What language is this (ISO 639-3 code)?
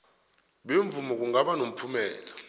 nbl